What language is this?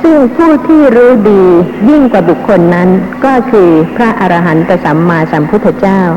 Thai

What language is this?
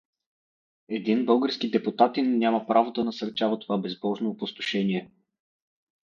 Bulgarian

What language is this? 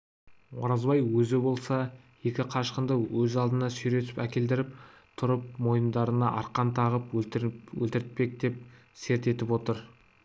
Kazakh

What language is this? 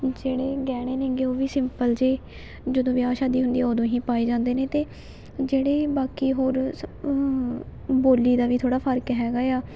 Punjabi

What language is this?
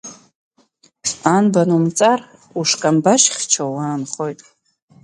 Abkhazian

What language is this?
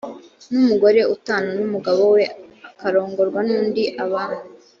Kinyarwanda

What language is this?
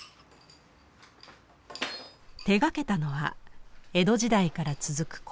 Japanese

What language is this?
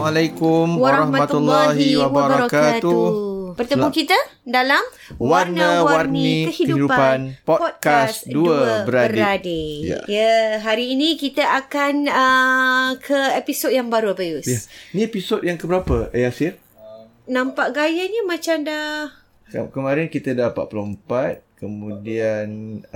Malay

